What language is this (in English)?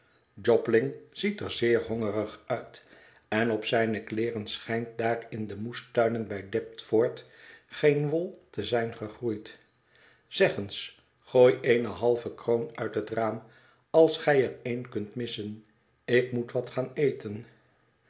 Dutch